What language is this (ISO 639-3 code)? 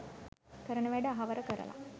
sin